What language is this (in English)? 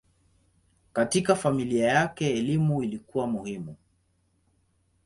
Swahili